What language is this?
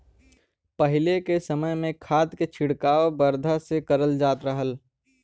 Bhojpuri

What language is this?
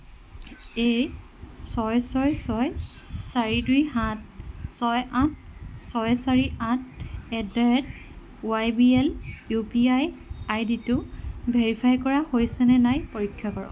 Assamese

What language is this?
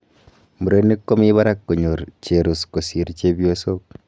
Kalenjin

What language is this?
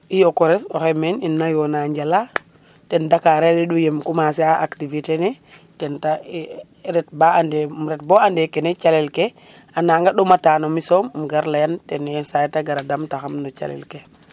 Serer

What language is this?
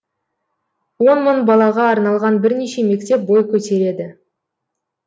Kazakh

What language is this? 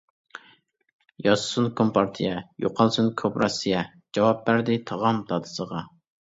Uyghur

